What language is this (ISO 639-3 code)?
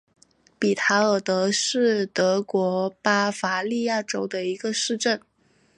zho